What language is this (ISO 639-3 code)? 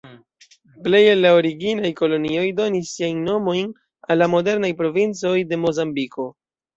epo